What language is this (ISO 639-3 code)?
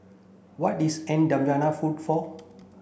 eng